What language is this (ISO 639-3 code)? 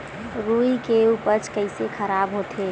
hne